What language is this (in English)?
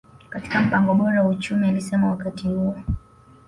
Swahili